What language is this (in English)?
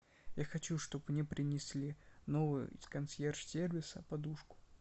Russian